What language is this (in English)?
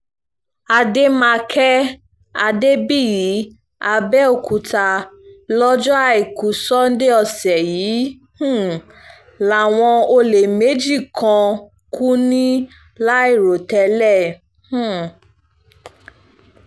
Yoruba